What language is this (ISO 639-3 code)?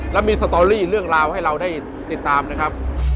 tha